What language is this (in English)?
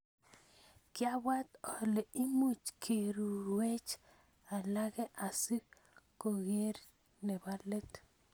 Kalenjin